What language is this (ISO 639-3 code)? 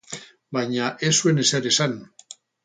eus